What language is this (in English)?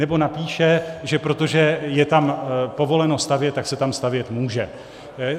Czech